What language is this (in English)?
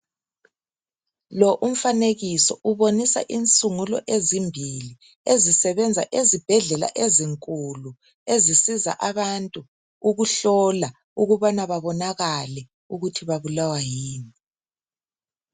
North Ndebele